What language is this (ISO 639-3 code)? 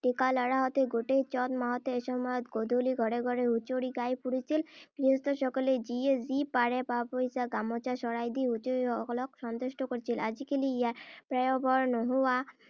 asm